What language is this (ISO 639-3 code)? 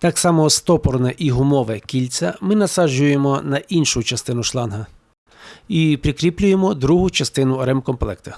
ukr